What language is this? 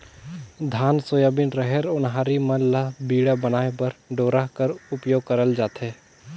Chhattisgarhi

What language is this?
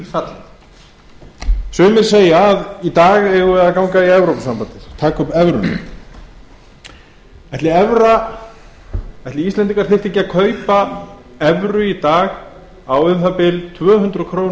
Icelandic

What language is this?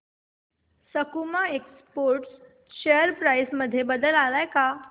Marathi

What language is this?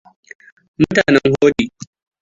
Hausa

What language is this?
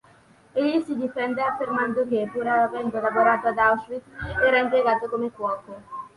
Italian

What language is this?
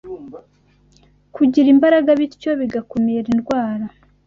Kinyarwanda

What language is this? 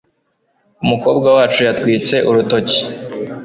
Kinyarwanda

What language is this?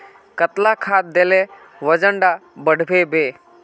Magahi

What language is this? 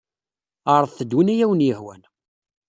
Kabyle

